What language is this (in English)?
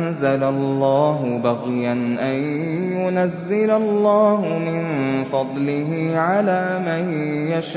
Arabic